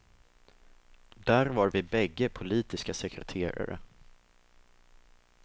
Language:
Swedish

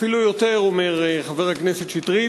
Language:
Hebrew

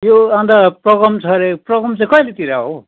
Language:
Nepali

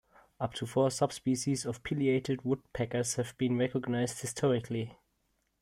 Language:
English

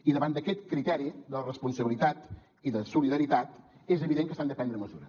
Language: Catalan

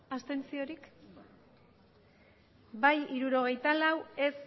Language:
Basque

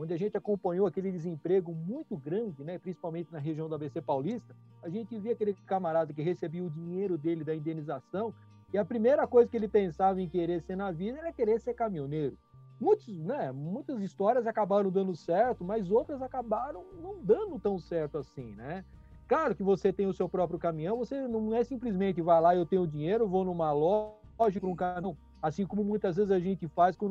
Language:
Portuguese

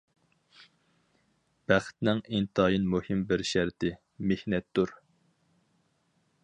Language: Uyghur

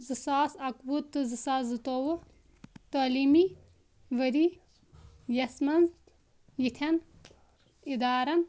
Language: Kashmiri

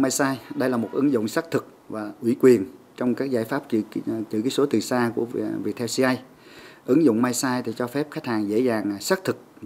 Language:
Vietnamese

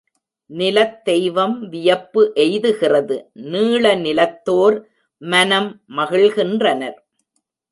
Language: Tamil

